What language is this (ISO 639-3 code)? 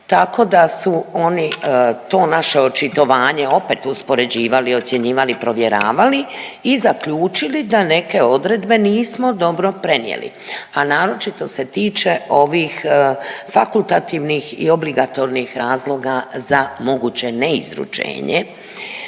hrv